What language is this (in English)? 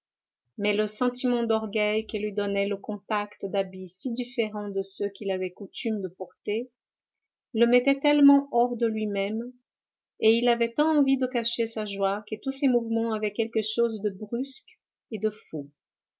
French